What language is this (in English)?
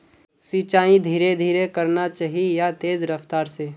Magahi